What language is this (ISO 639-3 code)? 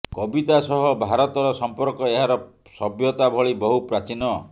ori